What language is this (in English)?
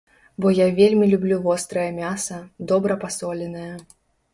Belarusian